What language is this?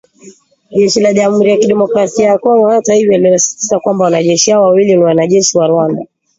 Swahili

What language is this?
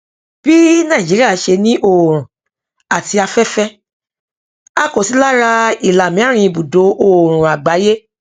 Yoruba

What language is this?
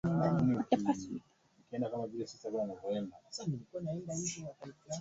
Swahili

